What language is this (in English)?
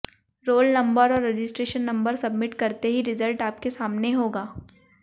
Hindi